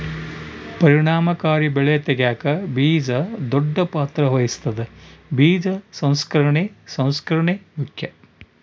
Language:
Kannada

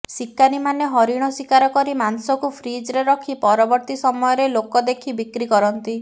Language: Odia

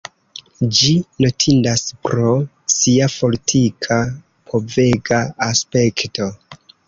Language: Esperanto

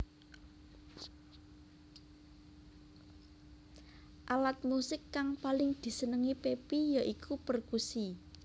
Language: Javanese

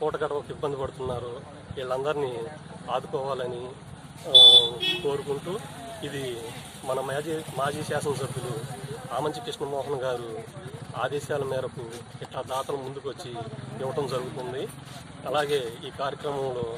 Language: Portuguese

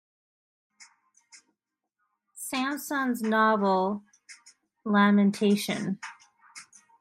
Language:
English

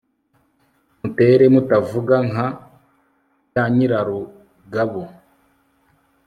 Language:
Kinyarwanda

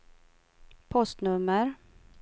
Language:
Swedish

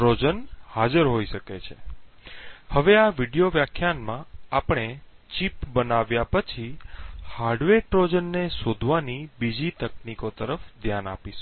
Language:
Gujarati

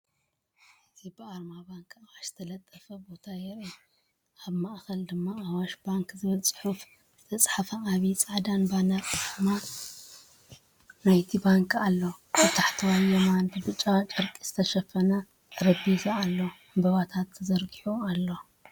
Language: Tigrinya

